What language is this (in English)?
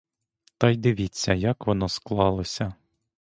Ukrainian